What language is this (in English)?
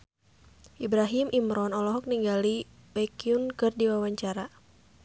Sundanese